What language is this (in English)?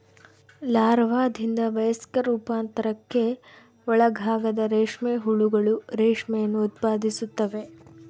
Kannada